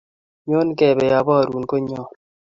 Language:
Kalenjin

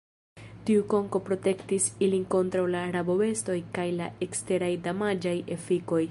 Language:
Esperanto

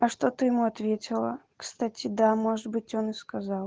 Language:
Russian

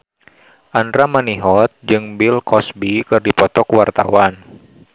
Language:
Sundanese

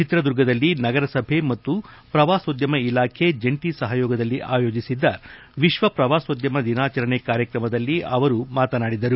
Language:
Kannada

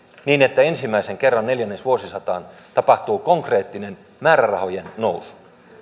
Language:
Finnish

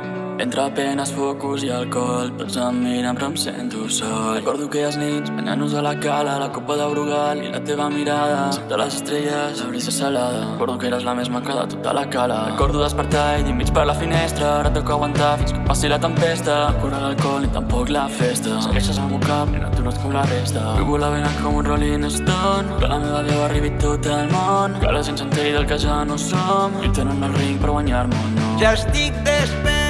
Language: Catalan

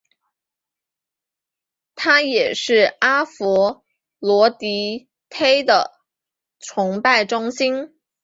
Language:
Chinese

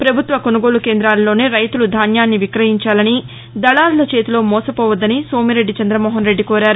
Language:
Telugu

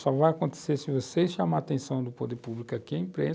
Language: Portuguese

